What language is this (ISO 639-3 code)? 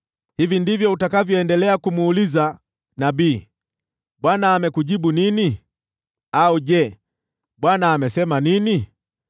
swa